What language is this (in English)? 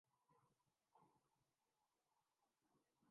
Urdu